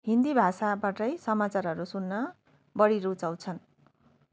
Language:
Nepali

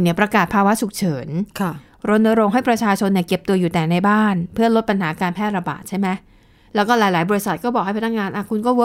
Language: Thai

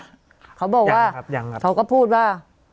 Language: Thai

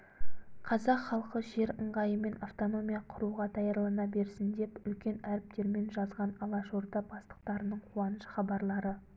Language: Kazakh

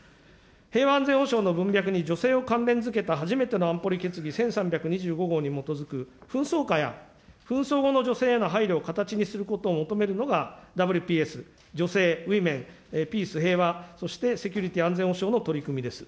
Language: Japanese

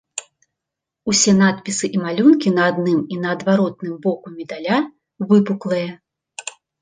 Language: Belarusian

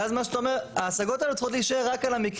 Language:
Hebrew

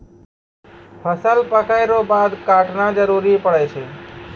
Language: Maithili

